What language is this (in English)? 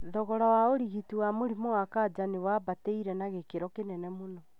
Kikuyu